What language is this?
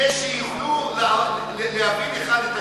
Hebrew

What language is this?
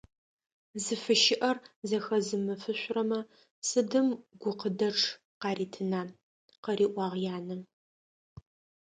Adyghe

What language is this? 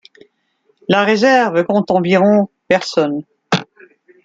French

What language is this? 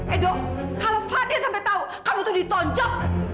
Indonesian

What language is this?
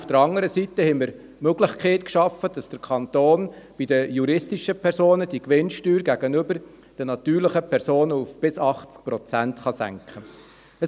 Swiss German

